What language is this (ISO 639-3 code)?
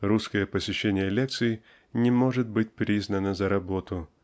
rus